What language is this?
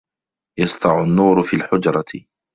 Arabic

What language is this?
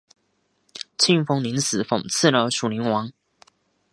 Chinese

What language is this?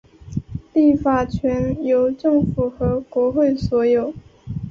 Chinese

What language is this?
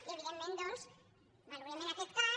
Catalan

